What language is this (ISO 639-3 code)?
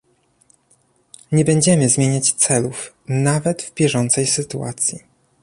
pol